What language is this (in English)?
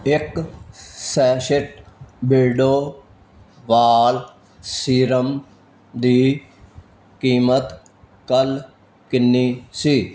Punjabi